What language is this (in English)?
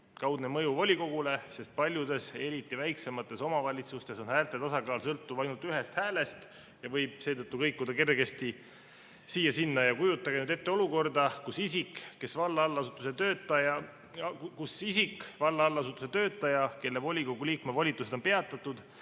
Estonian